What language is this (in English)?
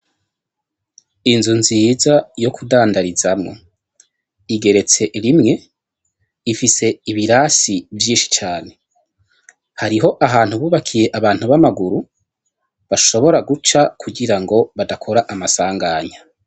Rundi